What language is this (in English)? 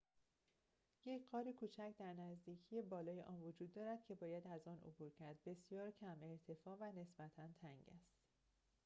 Persian